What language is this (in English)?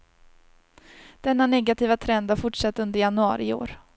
Swedish